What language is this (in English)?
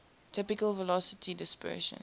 English